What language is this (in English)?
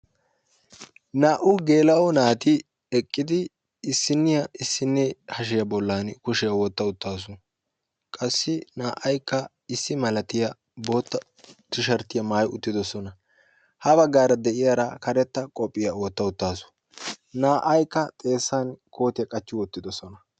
Wolaytta